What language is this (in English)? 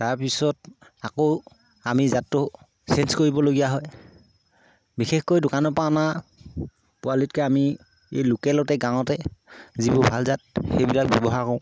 Assamese